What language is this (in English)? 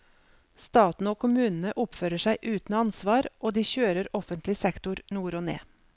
Norwegian